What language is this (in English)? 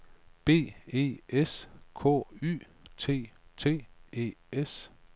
Danish